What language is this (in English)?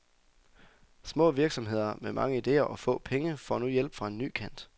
Danish